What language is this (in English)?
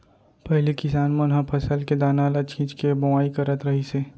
Chhattisgarhi